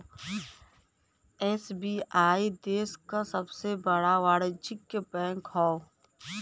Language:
Bhojpuri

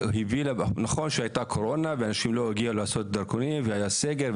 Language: Hebrew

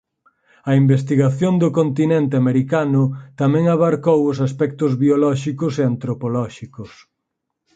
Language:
Galician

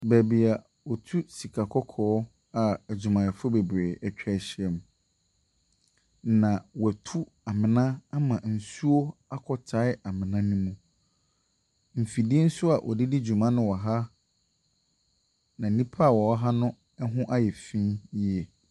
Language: Akan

